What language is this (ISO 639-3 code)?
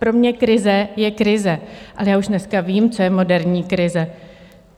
ces